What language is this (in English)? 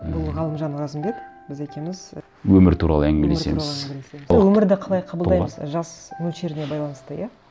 Kazakh